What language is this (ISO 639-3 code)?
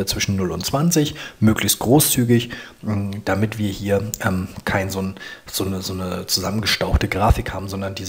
deu